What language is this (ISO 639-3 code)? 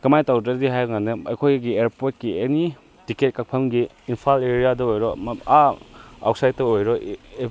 mni